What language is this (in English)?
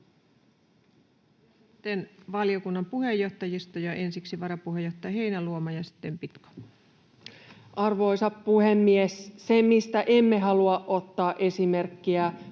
Finnish